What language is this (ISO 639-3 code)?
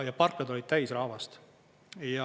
est